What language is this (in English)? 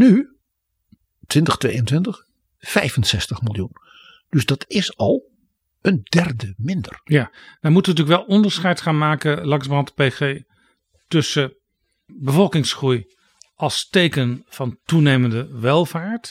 Dutch